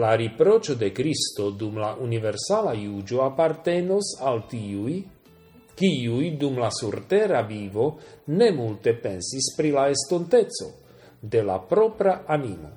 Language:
Slovak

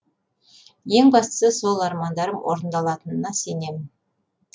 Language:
Kazakh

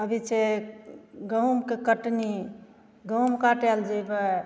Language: Maithili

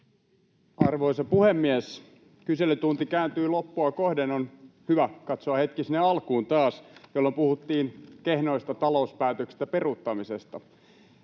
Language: Finnish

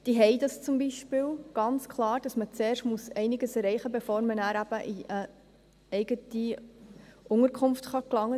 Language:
Swiss German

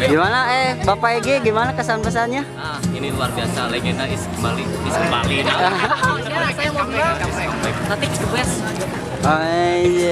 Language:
Indonesian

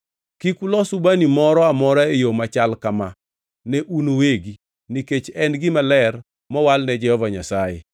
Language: Luo (Kenya and Tanzania)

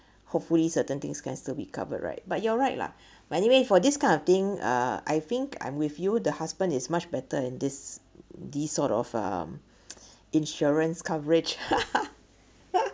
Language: English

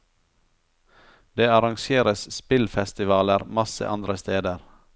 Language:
Norwegian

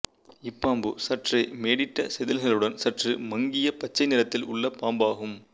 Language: Tamil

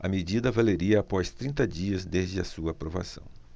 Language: Portuguese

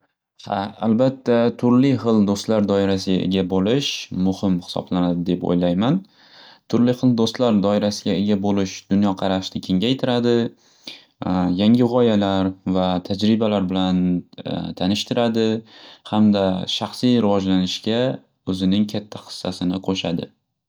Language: Uzbek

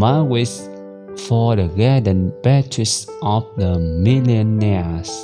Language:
English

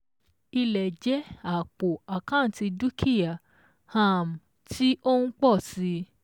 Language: Yoruba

